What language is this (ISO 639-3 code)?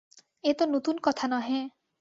ben